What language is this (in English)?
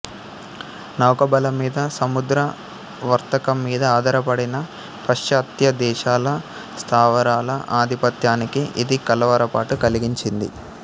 Telugu